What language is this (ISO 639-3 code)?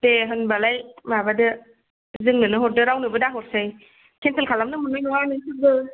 brx